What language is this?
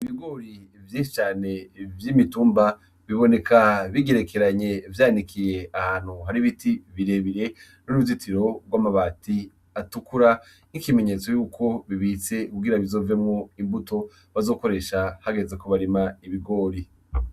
Rundi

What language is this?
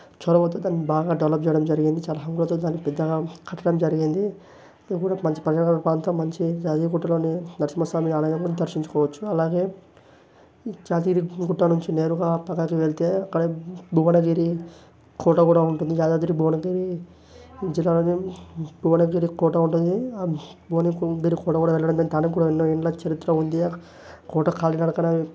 Telugu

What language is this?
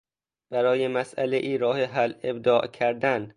Persian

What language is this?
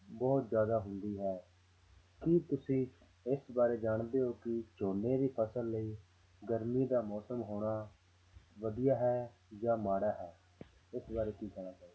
Punjabi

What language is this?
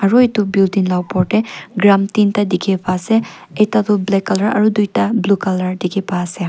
Naga Pidgin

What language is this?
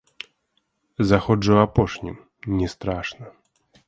Belarusian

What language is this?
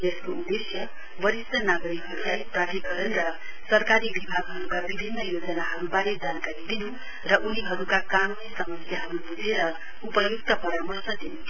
Nepali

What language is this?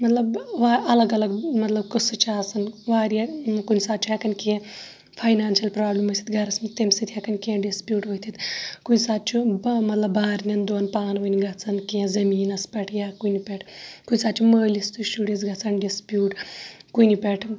Kashmiri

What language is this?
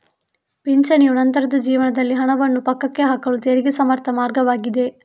Kannada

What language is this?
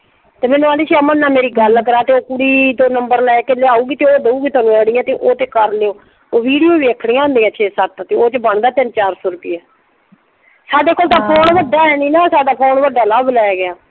Punjabi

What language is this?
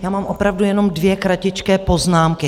Czech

